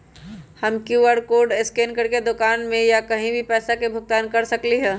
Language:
Magahi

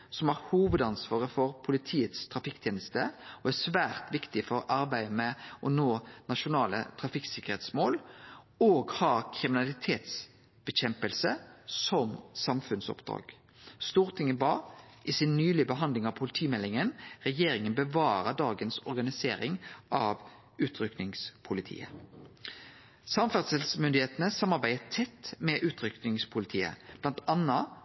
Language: Norwegian Nynorsk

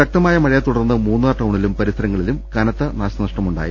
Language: Malayalam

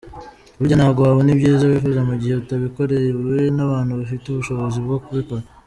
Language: Kinyarwanda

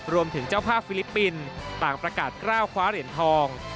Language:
Thai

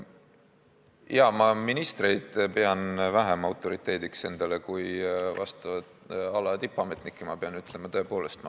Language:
Estonian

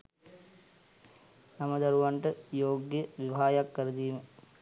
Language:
Sinhala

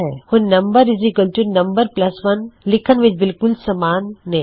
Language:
Punjabi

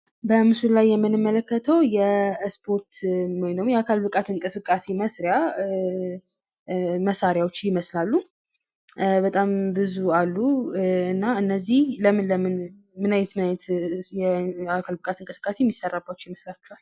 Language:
Amharic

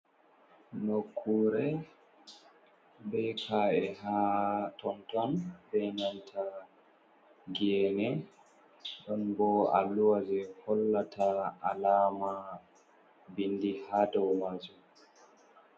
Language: Fula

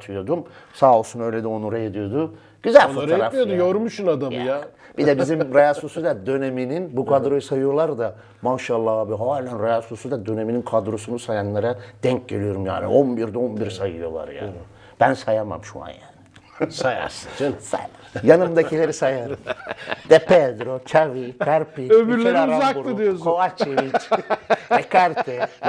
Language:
Turkish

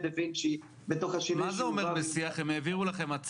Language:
Hebrew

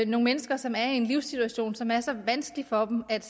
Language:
Danish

